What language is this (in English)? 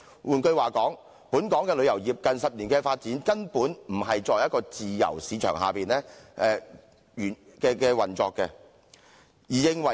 Cantonese